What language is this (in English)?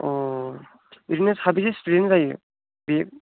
Bodo